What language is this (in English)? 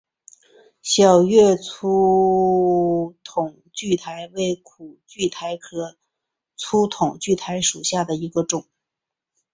Chinese